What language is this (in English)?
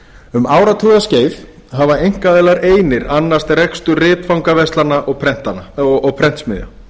Icelandic